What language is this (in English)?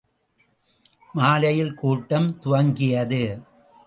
Tamil